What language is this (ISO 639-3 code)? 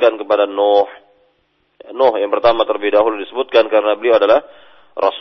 msa